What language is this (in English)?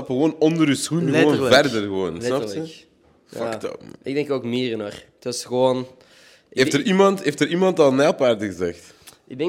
Dutch